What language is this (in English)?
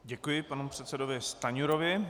Czech